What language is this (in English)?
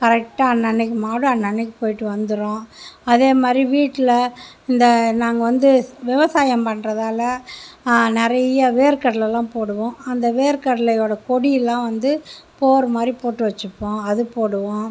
Tamil